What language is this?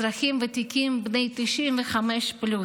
Hebrew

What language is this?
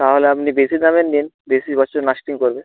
Bangla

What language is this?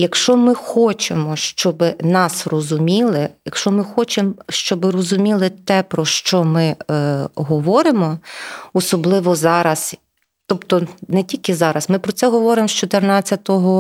Ukrainian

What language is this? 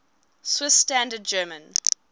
English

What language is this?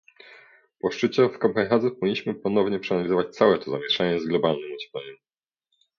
Polish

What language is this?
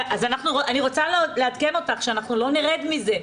Hebrew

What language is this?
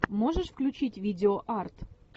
Russian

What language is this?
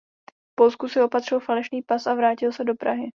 Czech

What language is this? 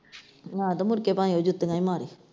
Punjabi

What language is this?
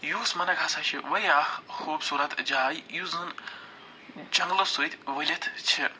Kashmiri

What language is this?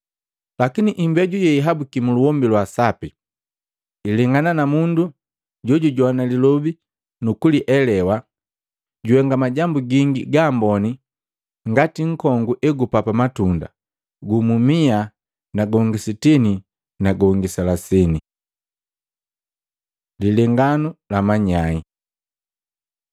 Matengo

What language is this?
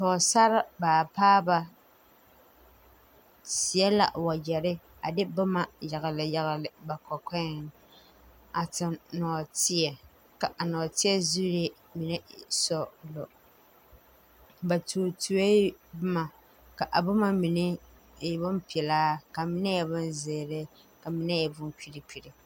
Southern Dagaare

